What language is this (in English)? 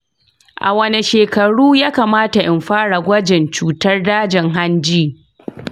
Hausa